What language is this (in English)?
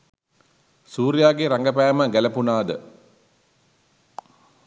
Sinhala